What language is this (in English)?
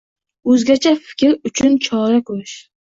Uzbek